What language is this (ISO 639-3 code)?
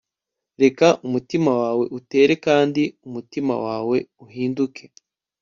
kin